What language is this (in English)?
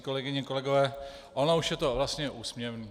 Czech